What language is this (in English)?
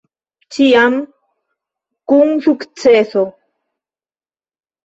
Esperanto